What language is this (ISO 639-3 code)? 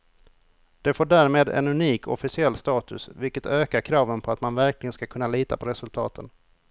swe